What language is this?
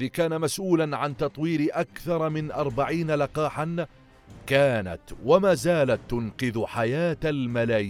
Arabic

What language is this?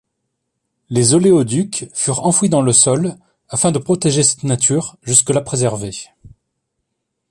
French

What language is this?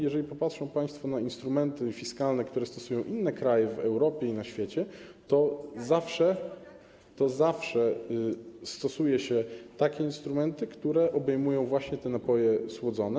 Polish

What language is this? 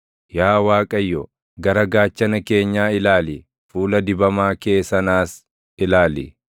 Oromo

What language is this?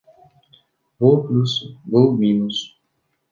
Kyrgyz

